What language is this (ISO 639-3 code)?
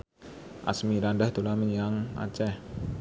jav